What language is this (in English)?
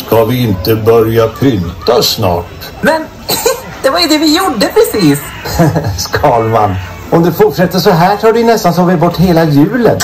Swedish